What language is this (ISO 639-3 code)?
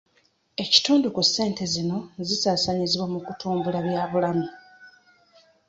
lug